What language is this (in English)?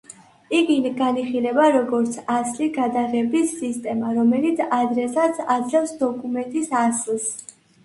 Georgian